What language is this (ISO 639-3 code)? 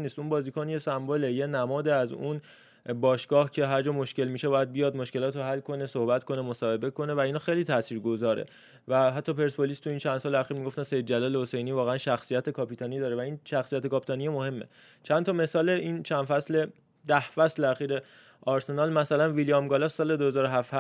fas